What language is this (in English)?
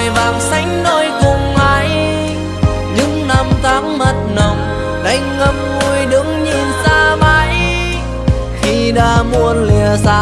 Vietnamese